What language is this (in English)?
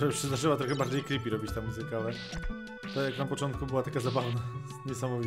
Polish